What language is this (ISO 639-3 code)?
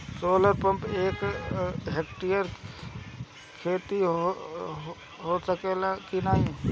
bho